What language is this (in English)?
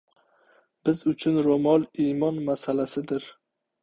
Uzbek